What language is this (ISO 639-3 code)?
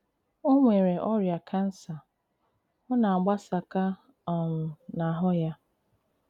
ibo